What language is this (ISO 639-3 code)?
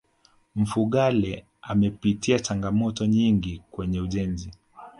swa